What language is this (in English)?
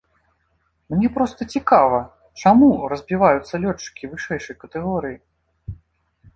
Belarusian